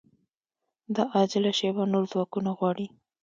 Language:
Pashto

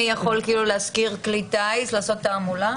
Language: Hebrew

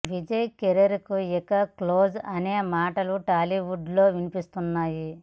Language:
Telugu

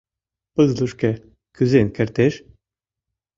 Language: Mari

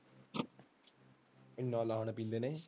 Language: Punjabi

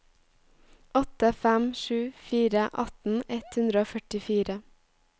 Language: Norwegian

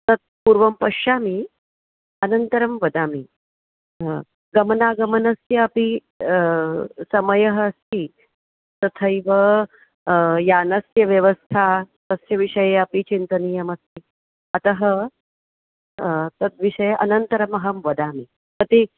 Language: Sanskrit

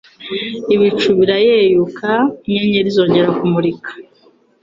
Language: Kinyarwanda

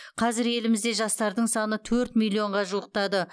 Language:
Kazakh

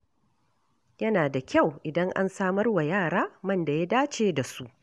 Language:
Hausa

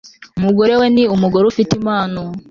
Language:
Kinyarwanda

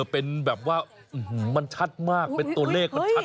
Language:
Thai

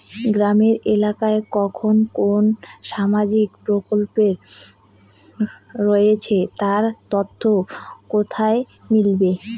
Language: Bangla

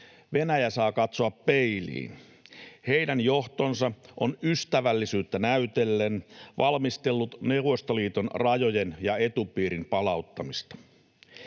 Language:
Finnish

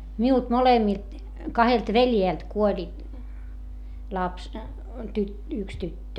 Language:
Finnish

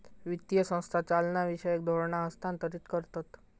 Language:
Marathi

